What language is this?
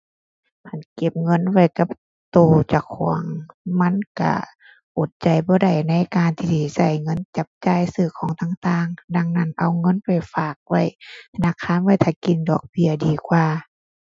Thai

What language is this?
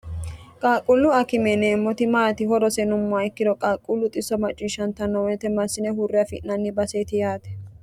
Sidamo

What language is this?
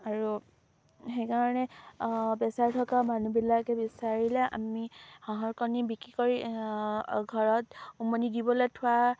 Assamese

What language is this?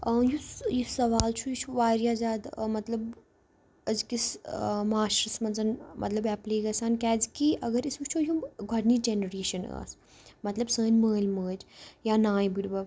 Kashmiri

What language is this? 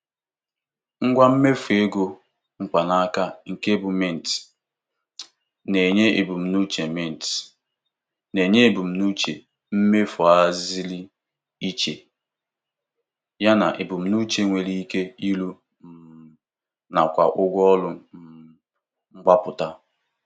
Igbo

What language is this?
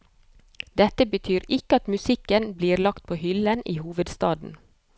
Norwegian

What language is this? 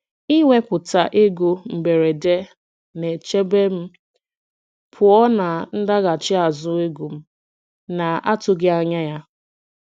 Igbo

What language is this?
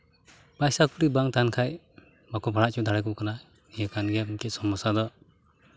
Santali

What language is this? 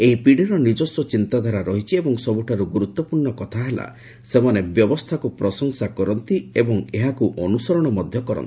Odia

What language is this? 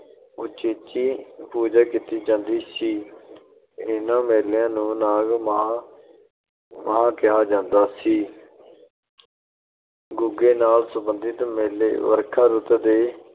Punjabi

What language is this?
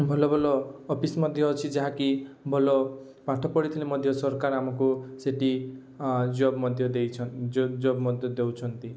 Odia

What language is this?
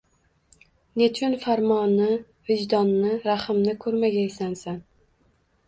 Uzbek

